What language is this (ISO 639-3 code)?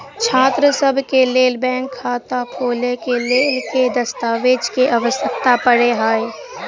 mai